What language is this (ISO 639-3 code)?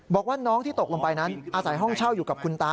tha